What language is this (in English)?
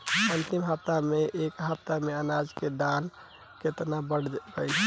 Bhojpuri